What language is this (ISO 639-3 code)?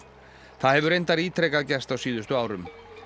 isl